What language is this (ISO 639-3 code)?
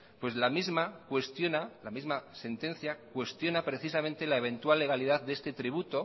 spa